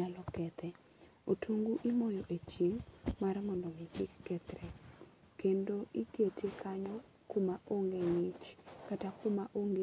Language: Luo (Kenya and Tanzania)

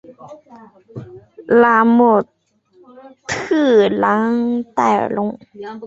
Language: Chinese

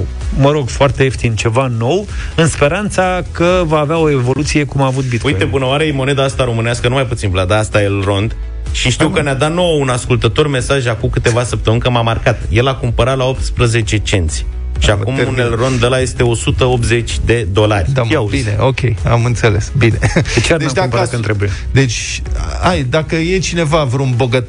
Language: Romanian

